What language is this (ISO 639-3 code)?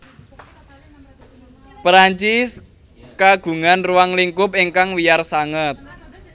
jav